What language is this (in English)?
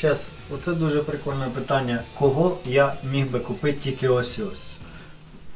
Ukrainian